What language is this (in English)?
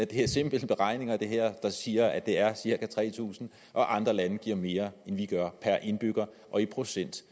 Danish